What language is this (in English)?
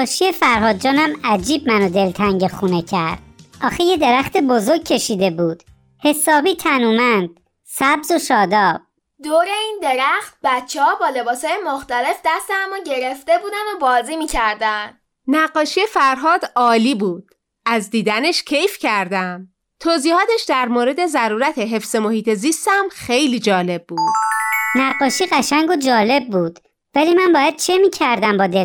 Persian